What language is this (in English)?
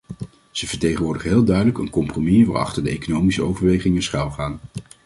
Dutch